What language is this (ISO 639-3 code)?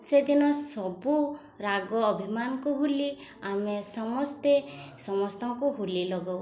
ori